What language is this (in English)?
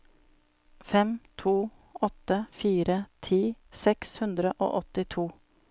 Norwegian